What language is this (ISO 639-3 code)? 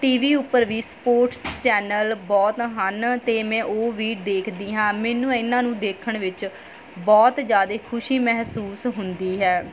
pan